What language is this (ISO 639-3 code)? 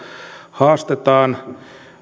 fin